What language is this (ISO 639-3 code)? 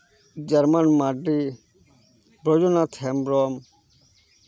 sat